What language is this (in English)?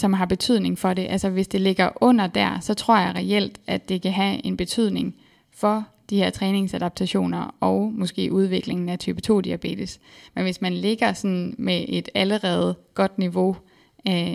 Danish